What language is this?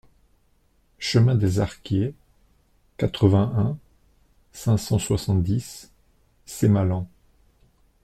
French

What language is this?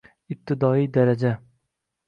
Uzbek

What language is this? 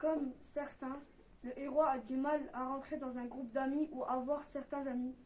French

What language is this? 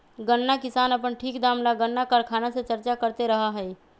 Magahi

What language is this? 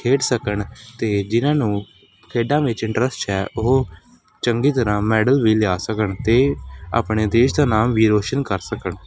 Punjabi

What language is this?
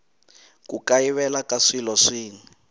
Tsonga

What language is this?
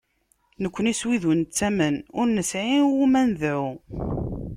Kabyle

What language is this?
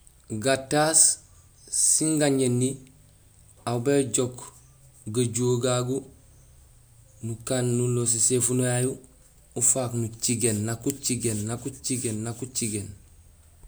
Gusilay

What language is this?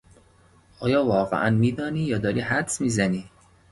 Persian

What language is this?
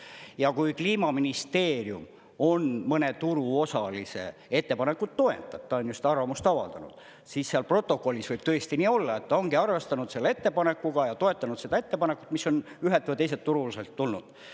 Estonian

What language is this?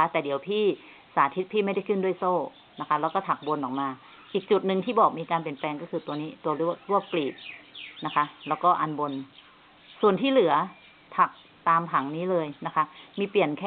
Thai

